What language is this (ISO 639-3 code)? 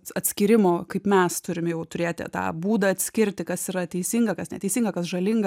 lit